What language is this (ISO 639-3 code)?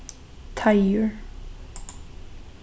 fao